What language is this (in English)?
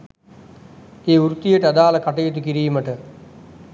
Sinhala